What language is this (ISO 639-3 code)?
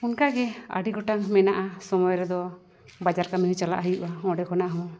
sat